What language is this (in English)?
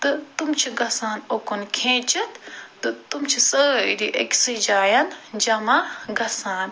Kashmiri